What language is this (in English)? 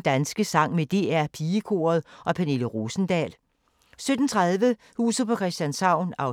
Danish